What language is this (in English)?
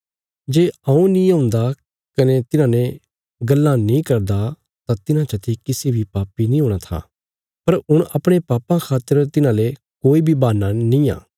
Bilaspuri